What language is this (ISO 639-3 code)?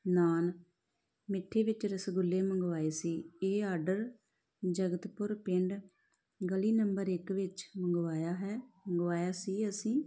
pan